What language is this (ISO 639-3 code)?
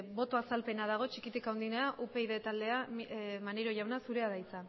eus